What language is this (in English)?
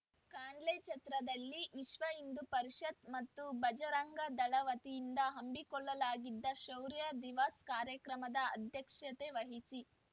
Kannada